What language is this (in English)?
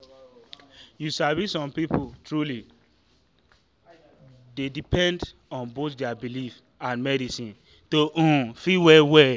Nigerian Pidgin